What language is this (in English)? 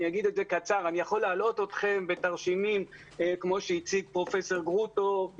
Hebrew